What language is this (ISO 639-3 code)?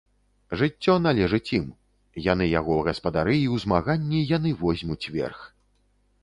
bel